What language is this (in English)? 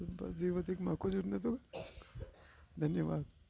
Sindhi